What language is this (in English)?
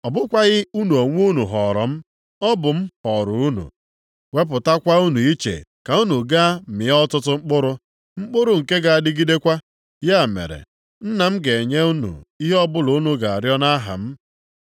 Igbo